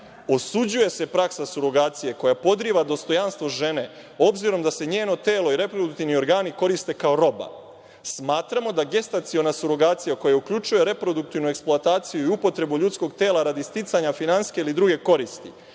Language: Serbian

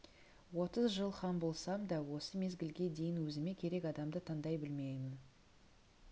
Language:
Kazakh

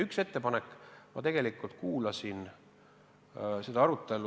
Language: Estonian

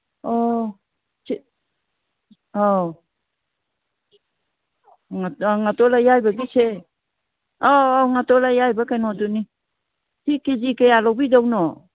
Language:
Manipuri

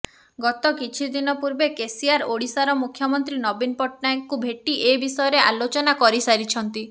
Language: Odia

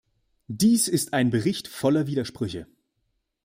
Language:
German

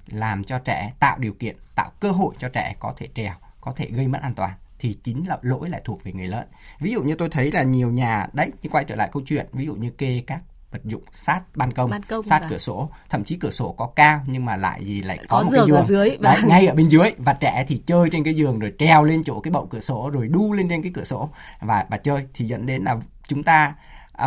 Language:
Vietnamese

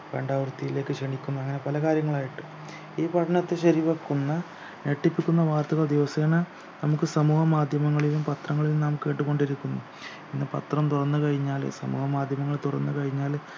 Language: Malayalam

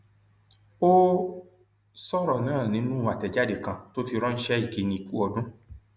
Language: Yoruba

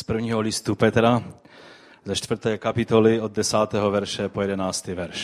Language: Czech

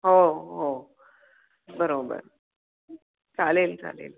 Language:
Marathi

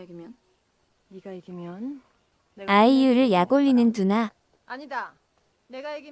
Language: Korean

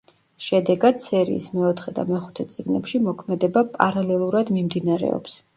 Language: Georgian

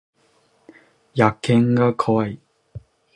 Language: Japanese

